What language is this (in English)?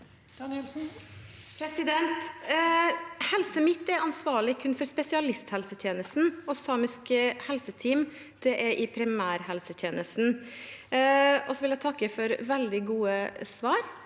Norwegian